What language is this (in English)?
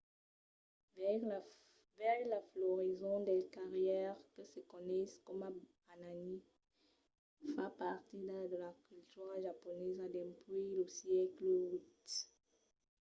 Occitan